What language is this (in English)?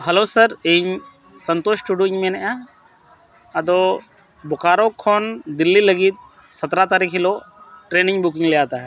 Santali